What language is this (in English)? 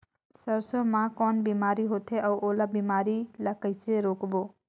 Chhattisgarhi